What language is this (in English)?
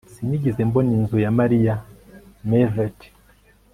Kinyarwanda